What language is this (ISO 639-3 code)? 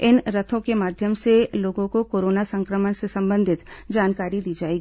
hin